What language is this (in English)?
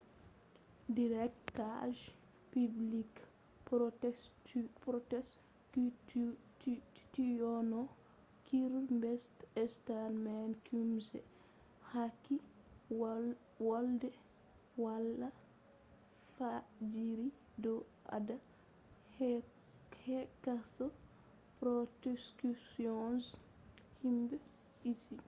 Fula